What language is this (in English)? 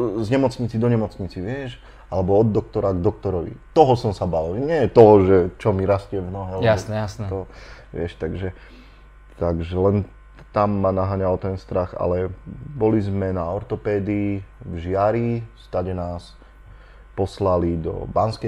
Slovak